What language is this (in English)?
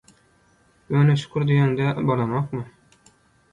Turkmen